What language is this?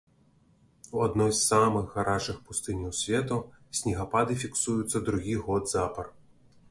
Belarusian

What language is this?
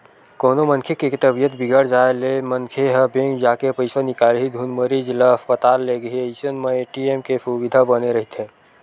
Chhattisgarhi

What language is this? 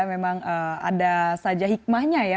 Indonesian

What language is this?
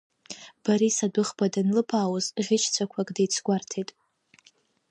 Abkhazian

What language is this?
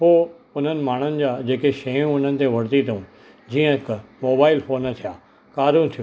Sindhi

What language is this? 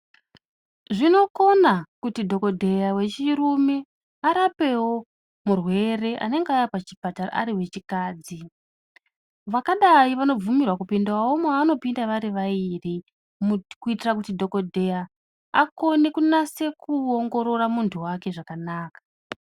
Ndau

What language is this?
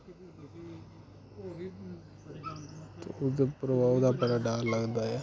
Dogri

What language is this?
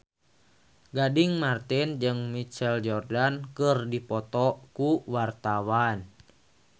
Sundanese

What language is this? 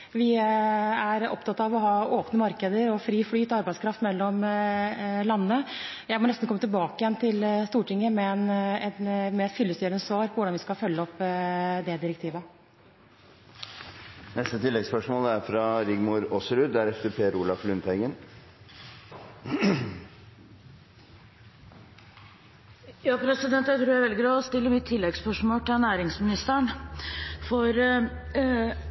Norwegian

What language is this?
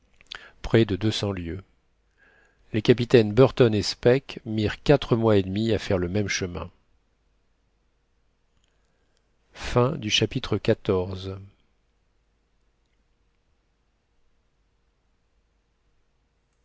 French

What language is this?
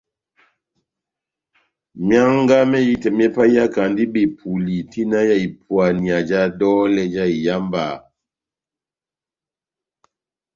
Batanga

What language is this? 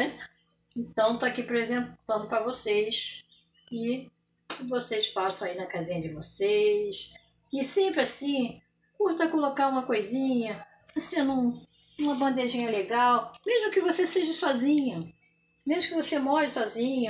Portuguese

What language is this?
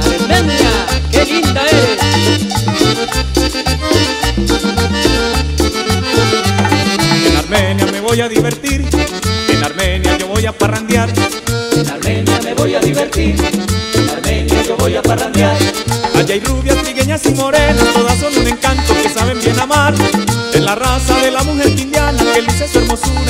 Spanish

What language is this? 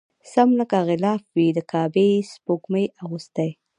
Pashto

